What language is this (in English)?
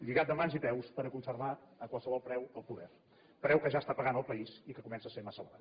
Catalan